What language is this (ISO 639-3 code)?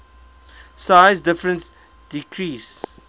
eng